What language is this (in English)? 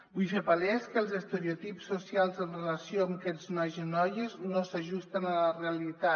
Catalan